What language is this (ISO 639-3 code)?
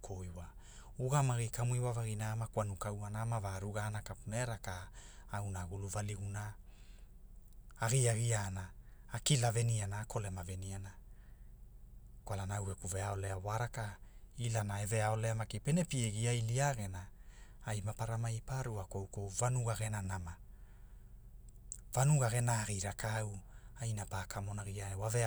hul